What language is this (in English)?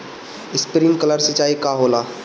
Bhojpuri